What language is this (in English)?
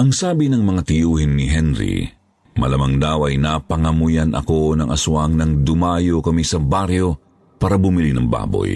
Filipino